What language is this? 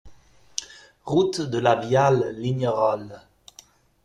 French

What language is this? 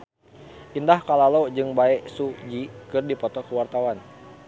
Sundanese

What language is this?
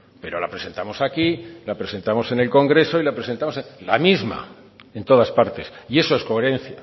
Spanish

